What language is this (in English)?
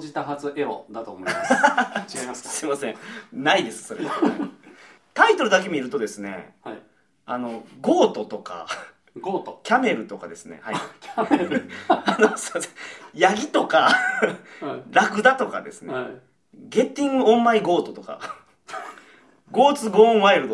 Japanese